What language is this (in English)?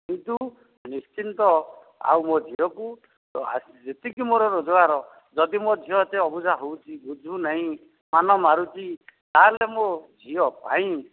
Odia